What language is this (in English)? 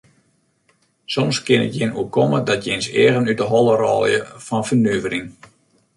Western Frisian